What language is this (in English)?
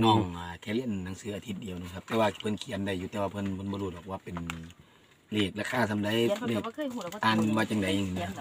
Thai